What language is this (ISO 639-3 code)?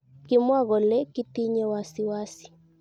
kln